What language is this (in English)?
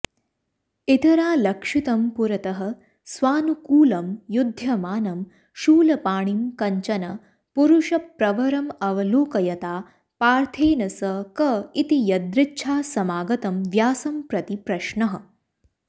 Sanskrit